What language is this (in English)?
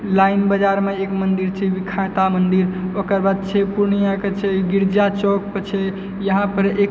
Maithili